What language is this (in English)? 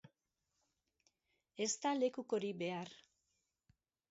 Basque